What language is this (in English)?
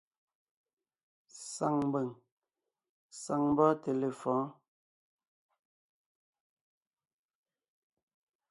Ngiemboon